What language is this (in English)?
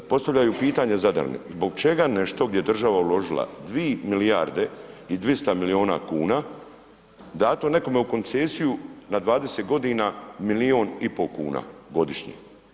Croatian